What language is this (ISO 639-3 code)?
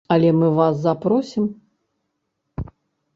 bel